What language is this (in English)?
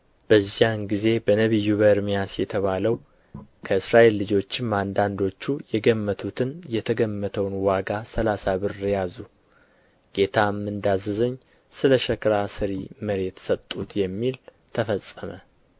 Amharic